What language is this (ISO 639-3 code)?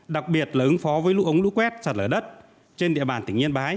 vie